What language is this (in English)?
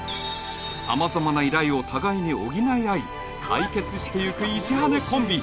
Japanese